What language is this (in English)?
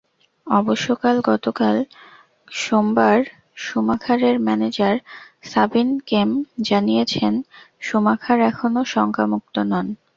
Bangla